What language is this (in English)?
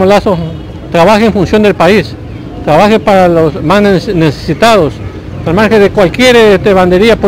Spanish